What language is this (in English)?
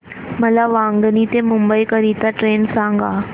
Marathi